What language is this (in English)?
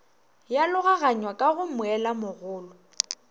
Northern Sotho